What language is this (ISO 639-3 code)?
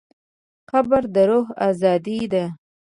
pus